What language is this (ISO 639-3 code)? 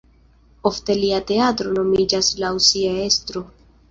epo